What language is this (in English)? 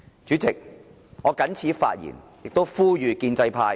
Cantonese